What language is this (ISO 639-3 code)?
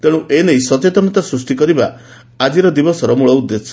ori